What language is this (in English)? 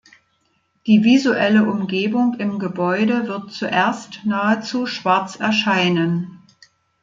German